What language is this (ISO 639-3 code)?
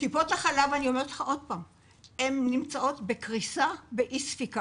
heb